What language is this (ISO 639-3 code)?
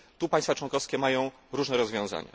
pol